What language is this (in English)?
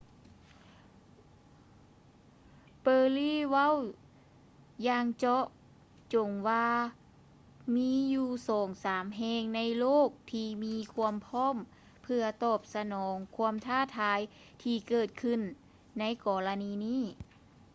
Lao